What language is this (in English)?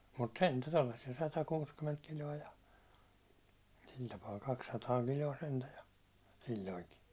Finnish